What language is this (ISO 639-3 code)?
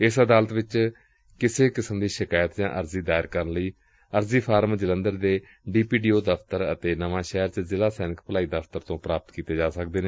pan